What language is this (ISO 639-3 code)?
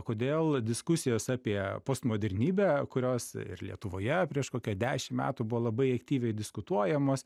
lit